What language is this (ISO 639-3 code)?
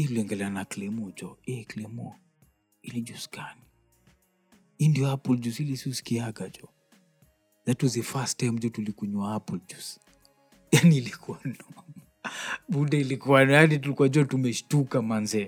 swa